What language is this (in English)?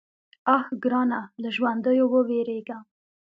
Pashto